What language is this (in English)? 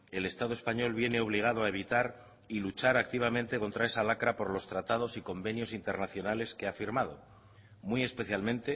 Spanish